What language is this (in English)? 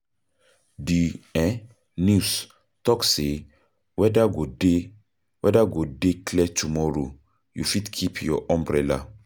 Nigerian Pidgin